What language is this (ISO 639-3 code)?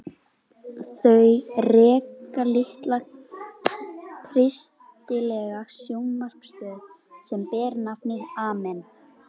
isl